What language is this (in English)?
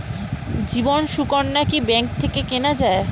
Bangla